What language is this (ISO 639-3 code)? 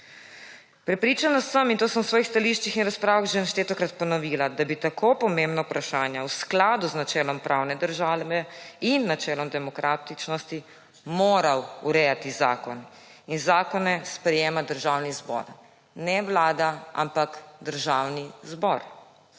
slv